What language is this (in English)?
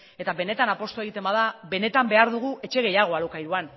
Basque